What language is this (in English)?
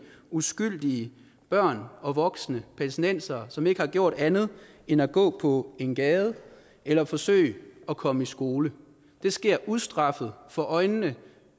Danish